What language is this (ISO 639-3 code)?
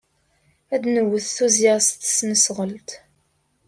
kab